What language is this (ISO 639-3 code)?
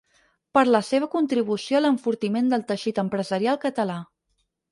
cat